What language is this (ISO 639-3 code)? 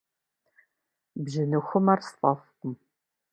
kbd